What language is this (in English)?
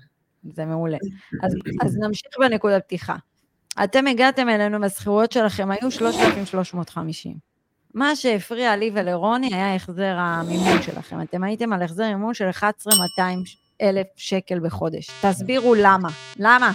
Hebrew